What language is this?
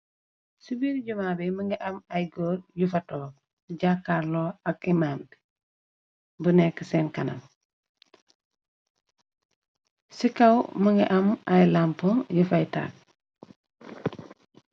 Wolof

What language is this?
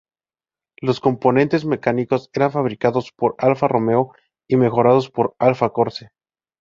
Spanish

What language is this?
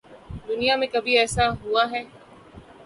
Urdu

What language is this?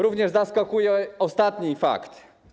Polish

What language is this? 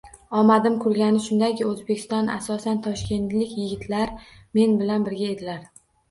Uzbek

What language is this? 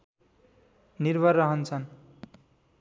Nepali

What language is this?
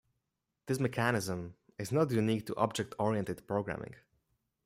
English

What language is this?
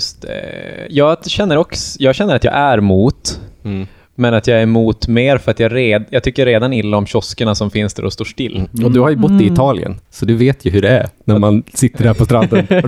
Swedish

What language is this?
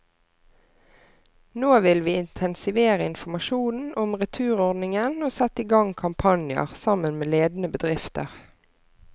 Norwegian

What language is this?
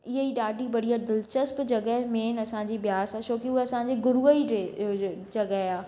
Sindhi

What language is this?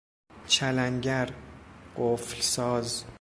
Persian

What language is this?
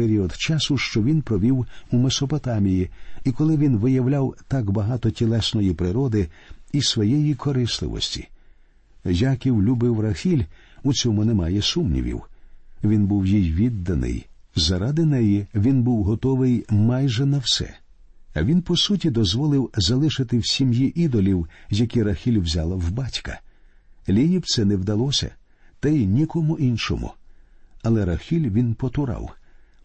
Ukrainian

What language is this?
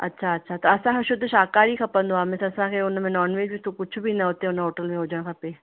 Sindhi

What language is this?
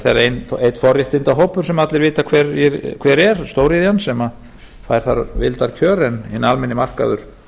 Icelandic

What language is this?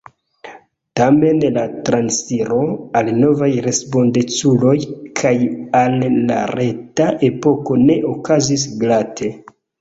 Esperanto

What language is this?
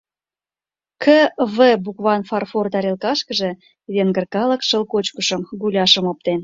Mari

